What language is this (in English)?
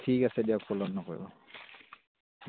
Assamese